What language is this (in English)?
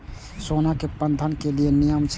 Maithili